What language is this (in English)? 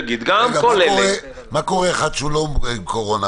Hebrew